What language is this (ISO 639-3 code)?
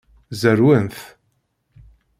kab